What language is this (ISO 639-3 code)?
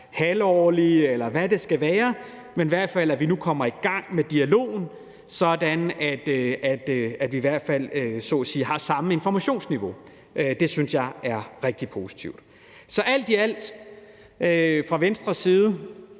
dan